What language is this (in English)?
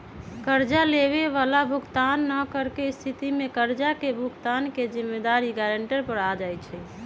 Magahi